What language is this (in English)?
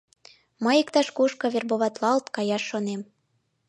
Mari